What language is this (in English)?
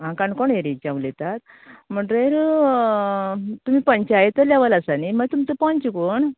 Konkani